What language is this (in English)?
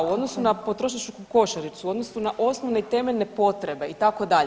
Croatian